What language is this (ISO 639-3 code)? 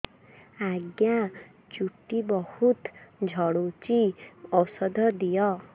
ori